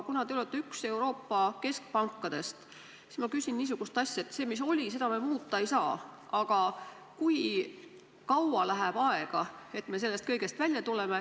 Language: Estonian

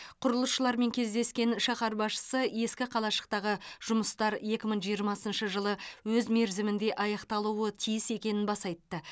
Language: Kazakh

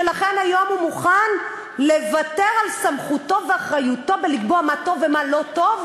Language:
Hebrew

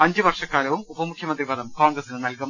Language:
Malayalam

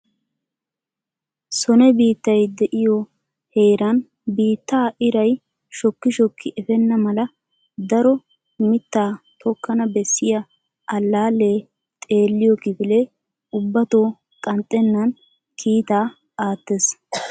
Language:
Wolaytta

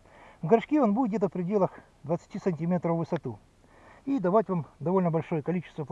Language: Russian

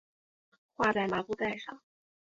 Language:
Chinese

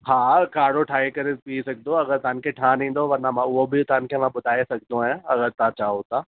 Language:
Sindhi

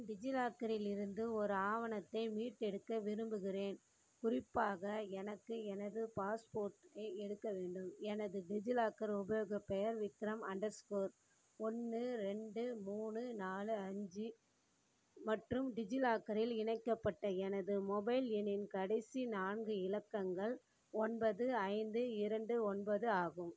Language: Tamil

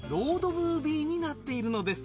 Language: Japanese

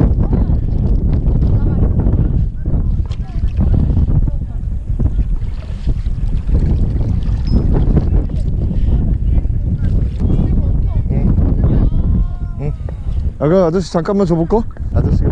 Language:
Korean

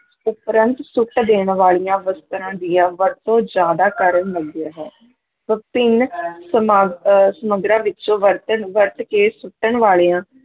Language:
Punjabi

